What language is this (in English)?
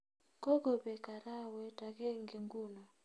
Kalenjin